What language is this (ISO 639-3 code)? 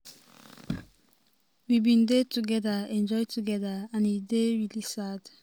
pcm